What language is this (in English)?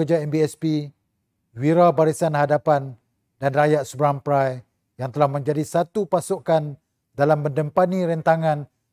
Malay